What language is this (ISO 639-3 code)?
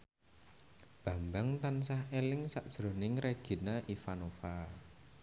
jav